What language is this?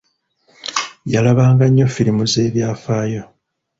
Ganda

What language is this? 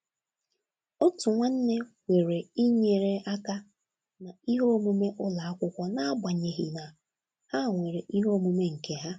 Igbo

